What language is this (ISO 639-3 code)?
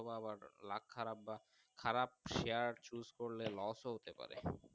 ben